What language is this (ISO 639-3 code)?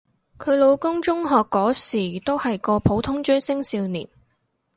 yue